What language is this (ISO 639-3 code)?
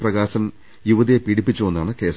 mal